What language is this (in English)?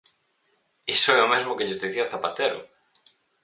Galician